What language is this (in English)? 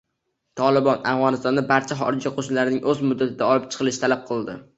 Uzbek